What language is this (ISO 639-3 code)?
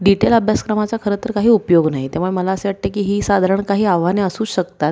mar